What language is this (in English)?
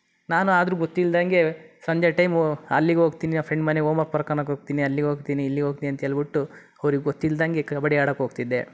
Kannada